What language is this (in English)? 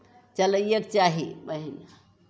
Maithili